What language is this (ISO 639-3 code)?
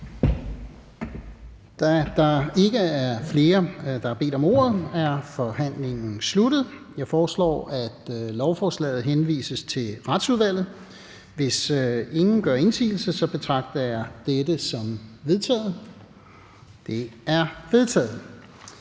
dan